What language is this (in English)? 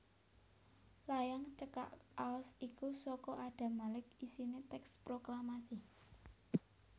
Javanese